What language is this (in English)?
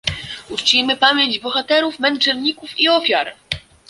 Polish